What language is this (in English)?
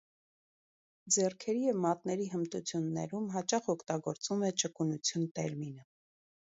Armenian